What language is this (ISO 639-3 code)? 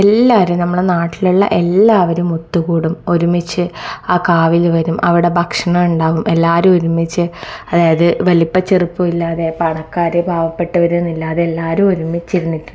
mal